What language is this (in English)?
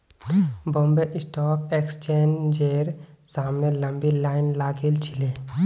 Magahi